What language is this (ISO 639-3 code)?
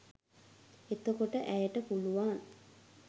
sin